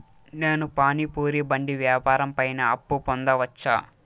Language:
Telugu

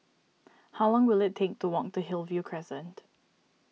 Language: English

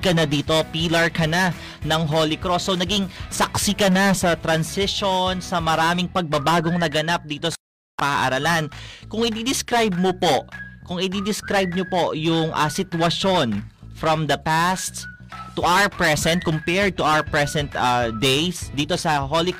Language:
Filipino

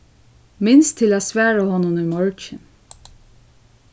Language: Faroese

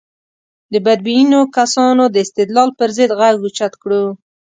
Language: Pashto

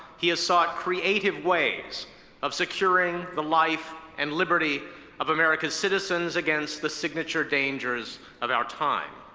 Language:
English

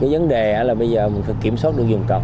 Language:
Vietnamese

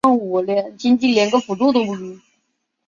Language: Chinese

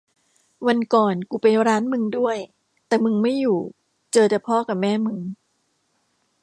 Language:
Thai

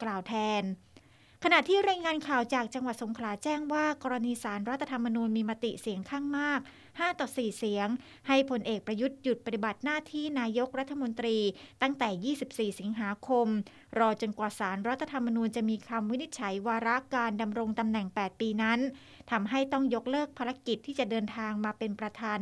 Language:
Thai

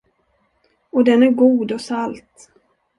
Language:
Swedish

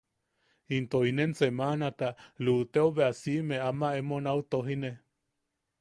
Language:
Yaqui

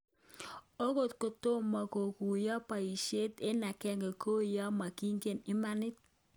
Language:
Kalenjin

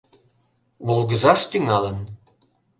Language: Mari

